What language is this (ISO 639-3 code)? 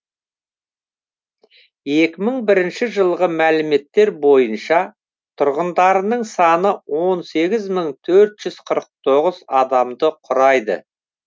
kaz